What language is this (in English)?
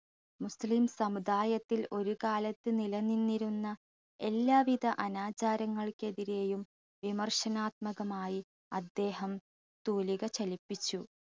Malayalam